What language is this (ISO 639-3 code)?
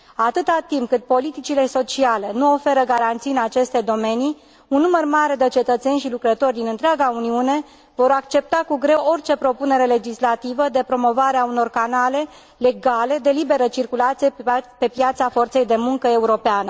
ron